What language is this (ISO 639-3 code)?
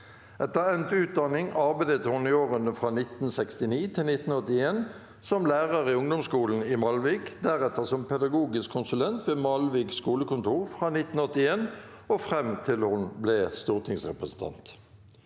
nor